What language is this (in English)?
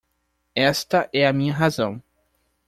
Portuguese